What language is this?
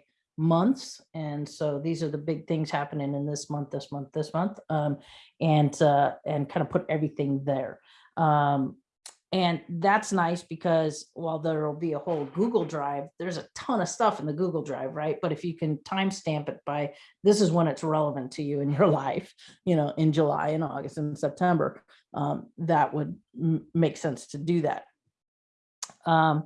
English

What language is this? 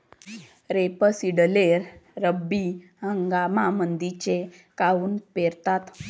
Marathi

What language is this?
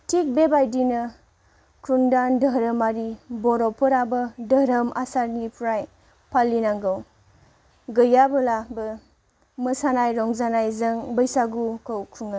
Bodo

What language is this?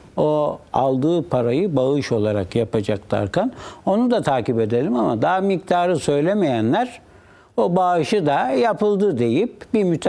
Turkish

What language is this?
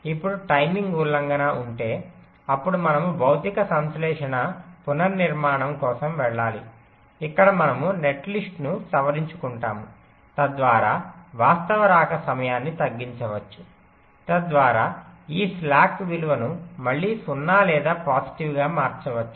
Telugu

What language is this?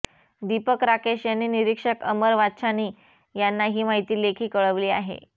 Marathi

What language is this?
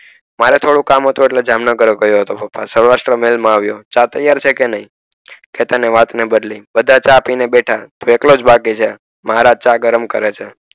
Gujarati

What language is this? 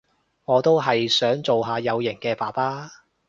Cantonese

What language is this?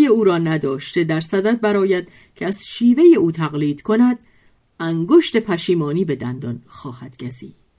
Persian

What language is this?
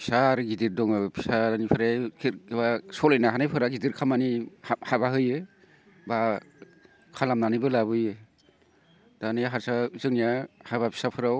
Bodo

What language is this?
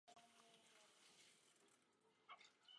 Chinese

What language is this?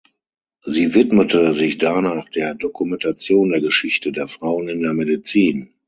German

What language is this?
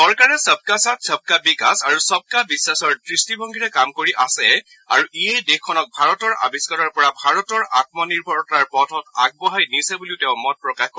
Assamese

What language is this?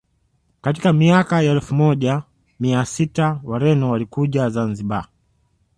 Swahili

